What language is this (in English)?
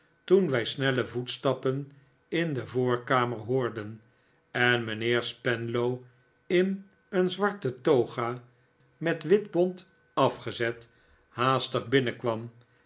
Dutch